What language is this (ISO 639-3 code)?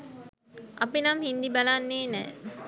sin